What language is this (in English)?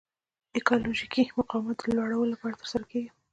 Pashto